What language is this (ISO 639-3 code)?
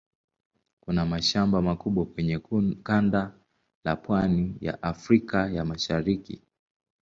swa